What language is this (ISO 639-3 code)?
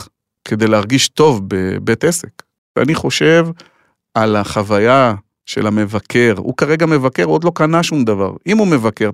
heb